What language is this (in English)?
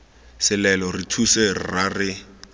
Tswana